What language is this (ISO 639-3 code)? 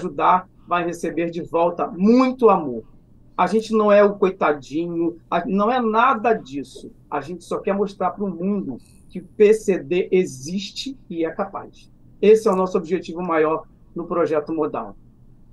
por